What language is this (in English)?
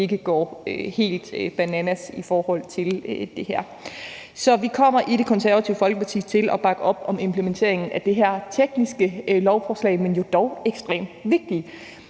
Danish